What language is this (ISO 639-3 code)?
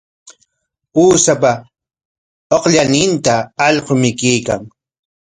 qwa